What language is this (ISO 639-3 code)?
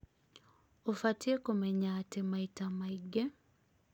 kik